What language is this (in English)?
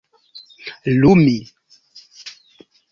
Esperanto